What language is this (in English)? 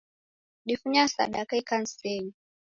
Taita